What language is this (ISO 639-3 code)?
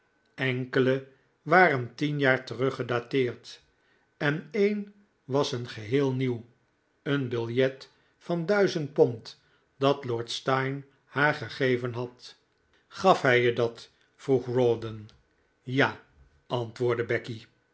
nld